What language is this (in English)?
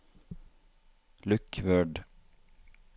Norwegian